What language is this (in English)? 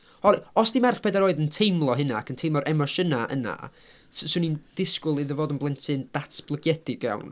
Welsh